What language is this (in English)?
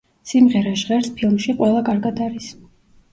Georgian